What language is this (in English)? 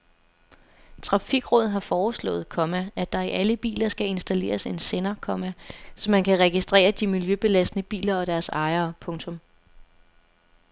Danish